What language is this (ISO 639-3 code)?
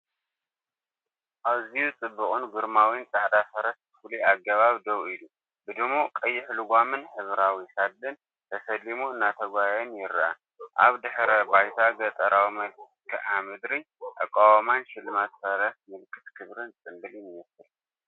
tir